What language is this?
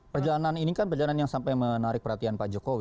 Indonesian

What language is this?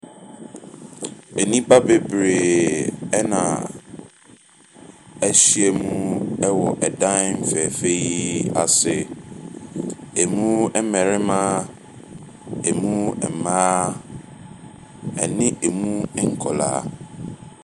Akan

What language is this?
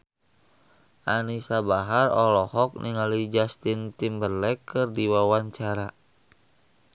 Sundanese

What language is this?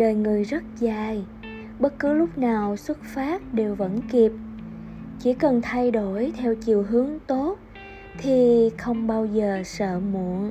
Vietnamese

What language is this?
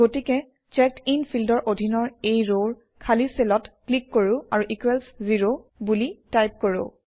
Assamese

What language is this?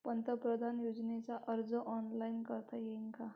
Marathi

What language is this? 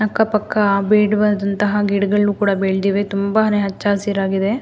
Kannada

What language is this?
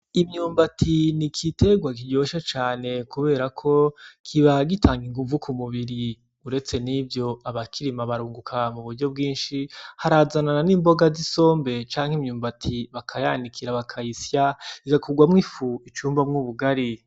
Rundi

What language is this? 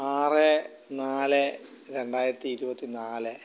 Malayalam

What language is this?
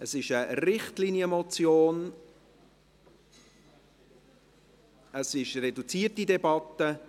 Swiss German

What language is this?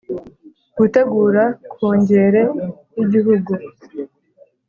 Kinyarwanda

